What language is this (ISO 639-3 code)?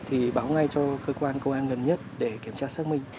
vie